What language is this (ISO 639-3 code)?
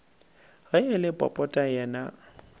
nso